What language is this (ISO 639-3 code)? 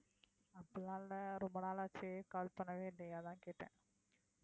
tam